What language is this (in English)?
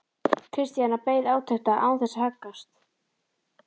Icelandic